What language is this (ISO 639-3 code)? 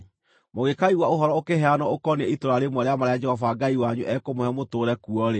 kik